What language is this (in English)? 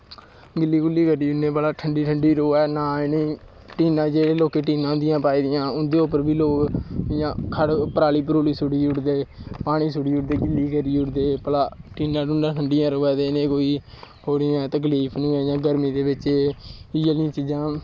Dogri